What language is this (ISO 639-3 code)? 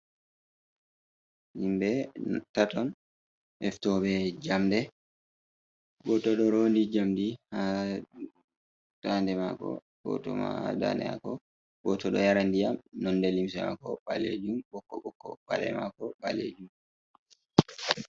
ful